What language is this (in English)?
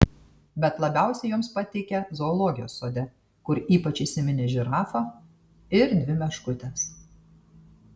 Lithuanian